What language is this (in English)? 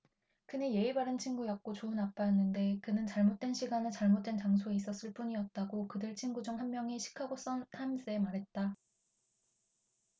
Korean